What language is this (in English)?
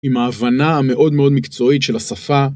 Hebrew